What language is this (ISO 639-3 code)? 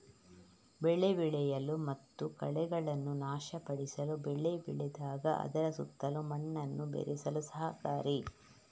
kan